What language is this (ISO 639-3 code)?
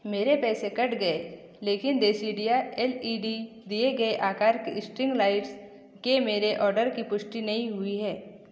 hin